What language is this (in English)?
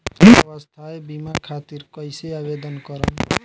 Bhojpuri